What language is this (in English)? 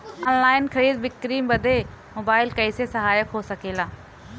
Bhojpuri